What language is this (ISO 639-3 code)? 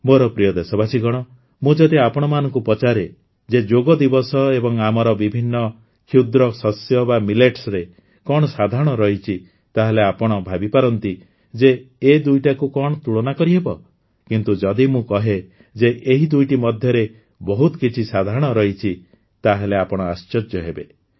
ori